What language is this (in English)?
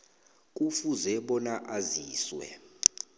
South Ndebele